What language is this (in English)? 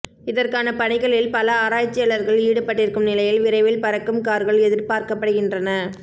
Tamil